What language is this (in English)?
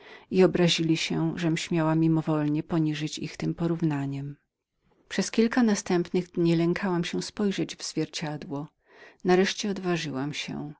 Polish